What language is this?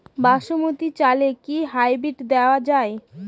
Bangla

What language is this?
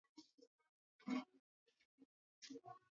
Swahili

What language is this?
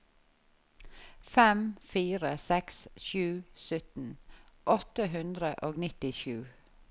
Norwegian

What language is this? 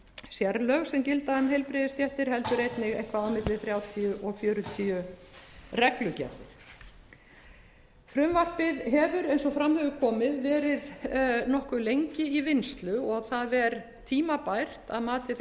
Icelandic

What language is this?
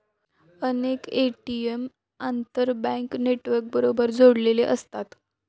Marathi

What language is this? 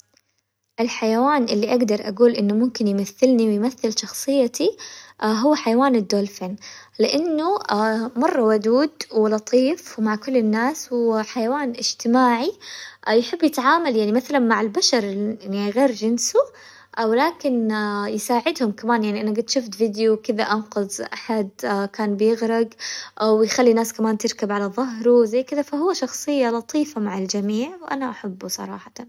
Hijazi Arabic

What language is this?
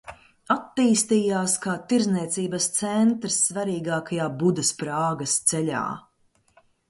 Latvian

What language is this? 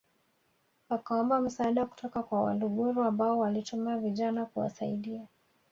Swahili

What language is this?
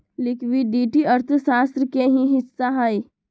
Magahi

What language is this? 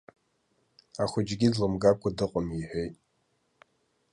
Abkhazian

